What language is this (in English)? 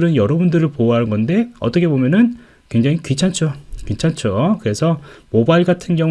Korean